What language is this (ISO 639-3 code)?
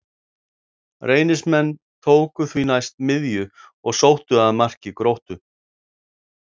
isl